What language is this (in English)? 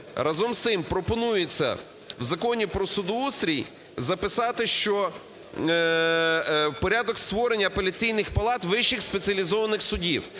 Ukrainian